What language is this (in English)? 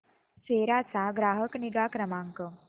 Marathi